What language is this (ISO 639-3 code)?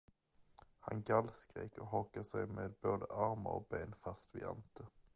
swe